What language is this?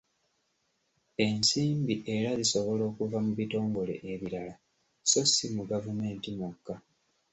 Ganda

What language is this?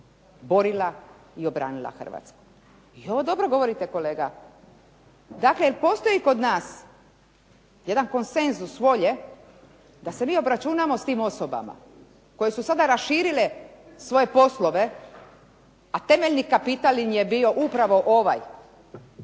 Croatian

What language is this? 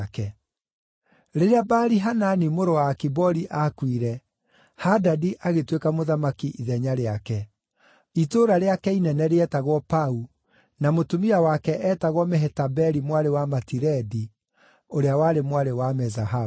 Kikuyu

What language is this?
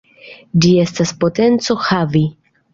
Esperanto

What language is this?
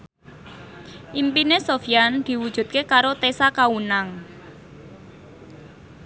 Javanese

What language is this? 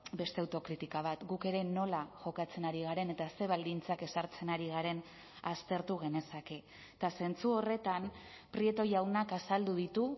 Basque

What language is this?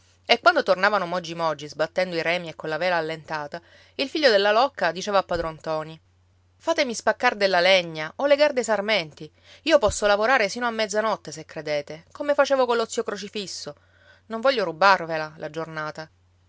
Italian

